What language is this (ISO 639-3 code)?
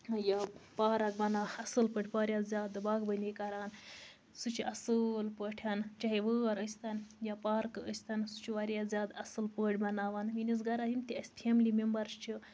kas